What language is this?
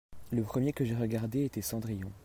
French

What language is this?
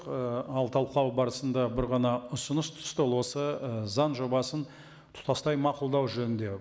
Kazakh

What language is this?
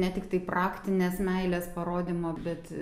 Lithuanian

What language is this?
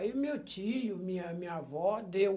Portuguese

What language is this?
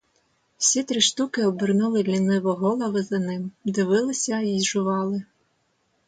Ukrainian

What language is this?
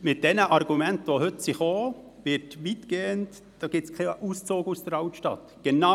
Swiss German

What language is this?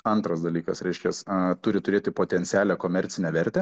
Lithuanian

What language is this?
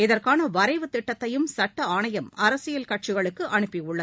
Tamil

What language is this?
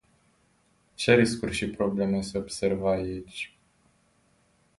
Romanian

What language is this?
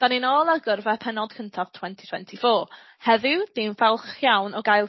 Welsh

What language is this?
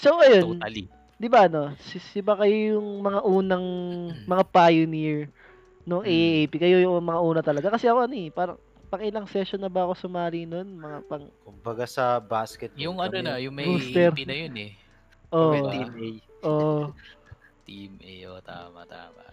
Filipino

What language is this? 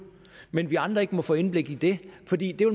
Danish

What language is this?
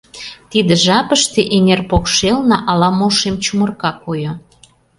Mari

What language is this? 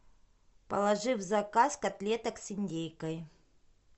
Russian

